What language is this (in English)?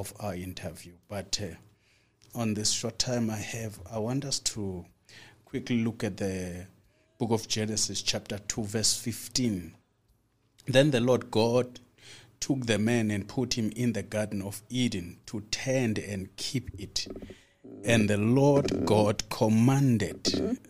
English